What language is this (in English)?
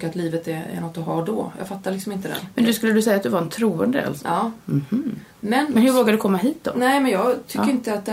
Swedish